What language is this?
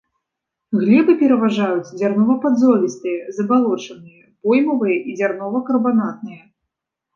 Belarusian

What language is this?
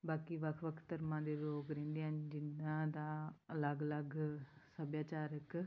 Punjabi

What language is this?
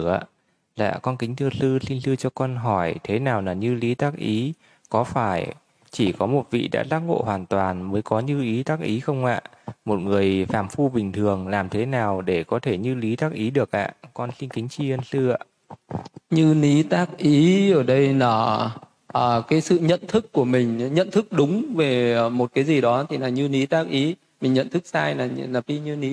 Vietnamese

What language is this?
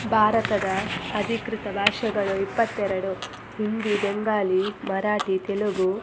Kannada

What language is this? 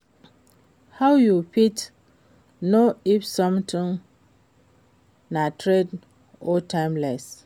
Nigerian Pidgin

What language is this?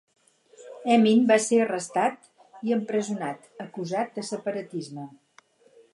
Catalan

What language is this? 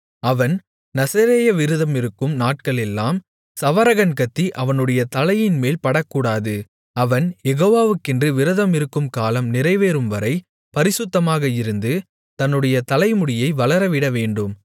Tamil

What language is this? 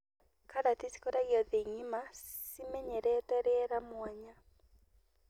Kikuyu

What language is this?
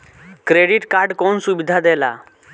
Bhojpuri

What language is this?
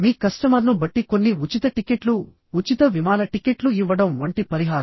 Telugu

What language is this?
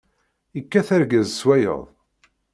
Kabyle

